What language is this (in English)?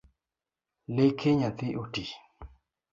Luo (Kenya and Tanzania)